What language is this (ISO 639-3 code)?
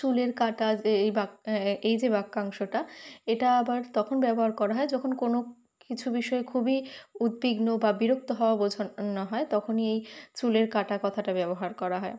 ben